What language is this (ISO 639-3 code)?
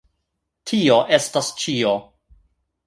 epo